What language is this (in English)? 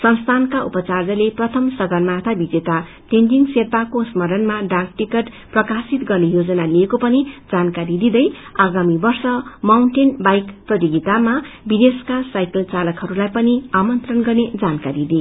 Nepali